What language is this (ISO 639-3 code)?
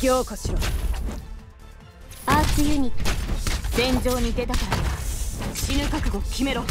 jpn